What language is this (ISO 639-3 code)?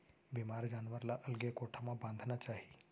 hne